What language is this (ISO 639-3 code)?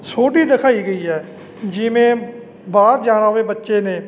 pan